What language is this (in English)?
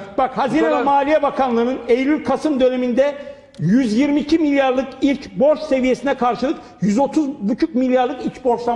Turkish